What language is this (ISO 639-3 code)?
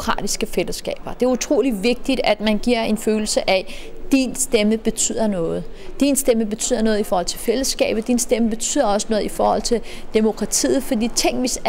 dan